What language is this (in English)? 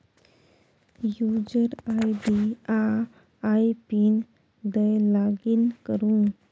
Maithili